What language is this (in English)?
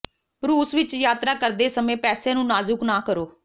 Punjabi